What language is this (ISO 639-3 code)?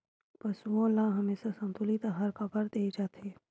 hne